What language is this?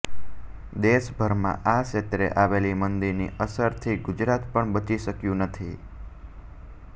Gujarati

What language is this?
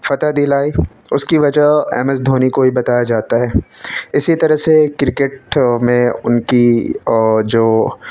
Urdu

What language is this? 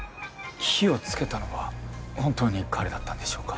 Japanese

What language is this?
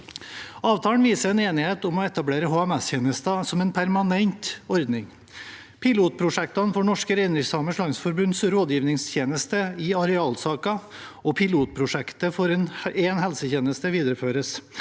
Norwegian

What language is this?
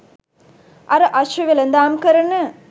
Sinhala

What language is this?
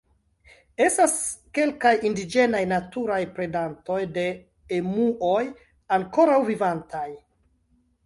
Esperanto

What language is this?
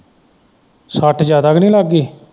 Punjabi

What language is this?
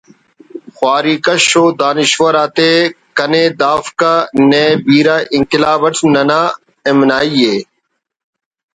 Brahui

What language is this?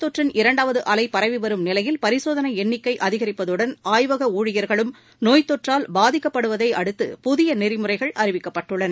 Tamil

